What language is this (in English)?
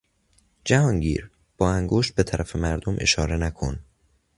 Persian